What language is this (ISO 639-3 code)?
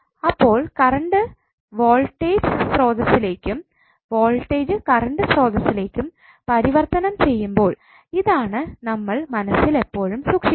mal